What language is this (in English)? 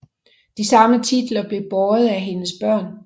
Danish